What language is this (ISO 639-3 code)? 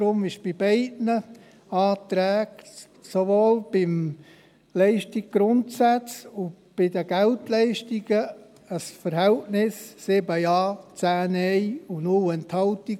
gsw